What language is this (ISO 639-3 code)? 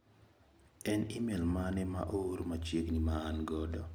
luo